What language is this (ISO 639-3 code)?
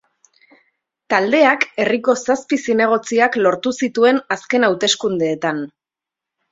eus